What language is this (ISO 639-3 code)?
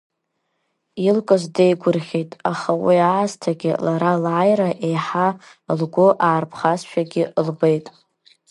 abk